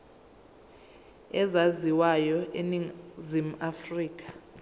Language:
Zulu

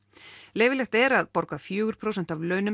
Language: Icelandic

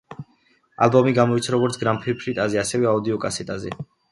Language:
Georgian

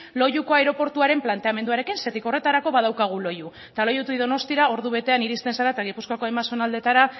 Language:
Basque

